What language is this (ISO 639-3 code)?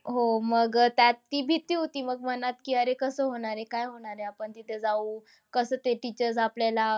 mar